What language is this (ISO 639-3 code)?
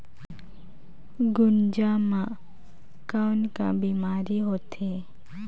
hne